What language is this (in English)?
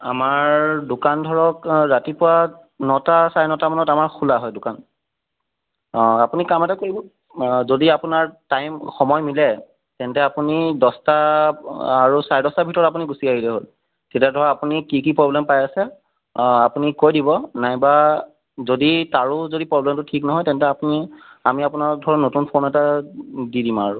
Assamese